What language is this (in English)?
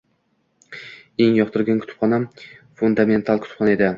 Uzbek